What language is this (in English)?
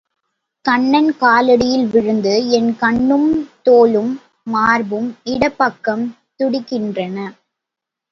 Tamil